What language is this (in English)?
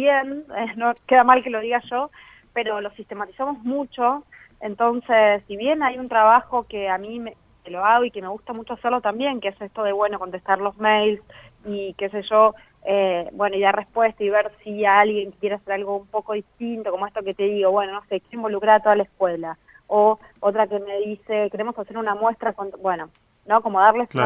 Spanish